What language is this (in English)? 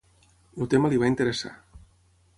Catalan